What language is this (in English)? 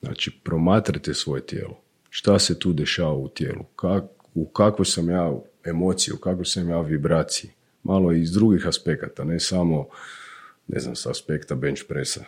Croatian